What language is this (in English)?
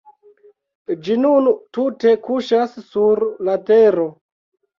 Esperanto